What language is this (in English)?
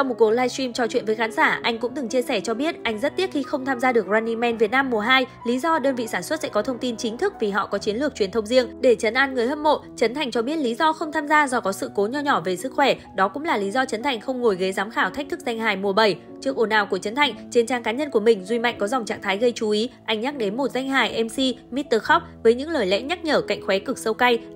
Vietnamese